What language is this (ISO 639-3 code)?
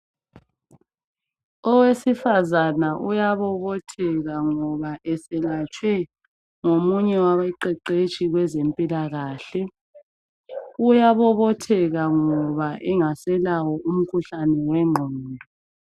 nde